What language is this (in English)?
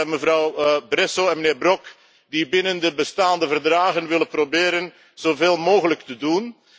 Dutch